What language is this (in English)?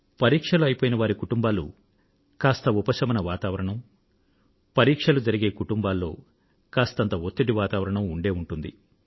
Telugu